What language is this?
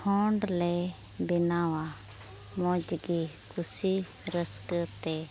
Santali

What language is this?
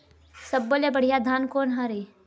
Chhattisgarhi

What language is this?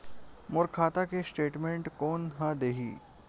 Chhattisgarhi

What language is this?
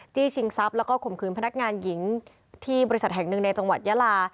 Thai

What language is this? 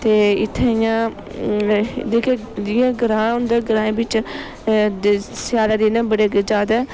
Dogri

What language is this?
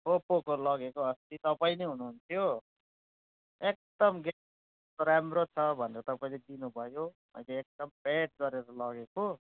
Nepali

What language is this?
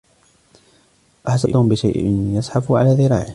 Arabic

